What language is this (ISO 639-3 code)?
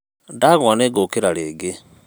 kik